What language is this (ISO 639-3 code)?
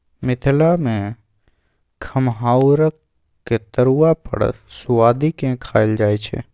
mai